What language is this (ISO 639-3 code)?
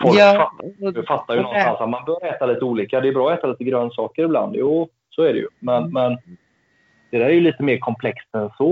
swe